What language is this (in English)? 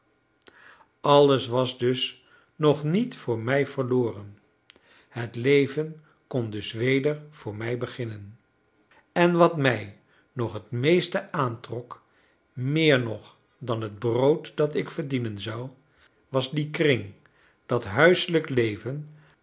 Dutch